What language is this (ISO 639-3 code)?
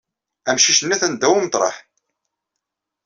kab